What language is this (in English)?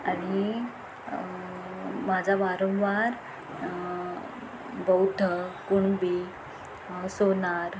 Marathi